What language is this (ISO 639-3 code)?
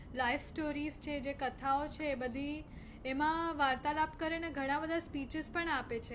guj